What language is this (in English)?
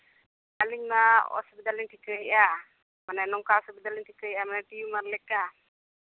Santali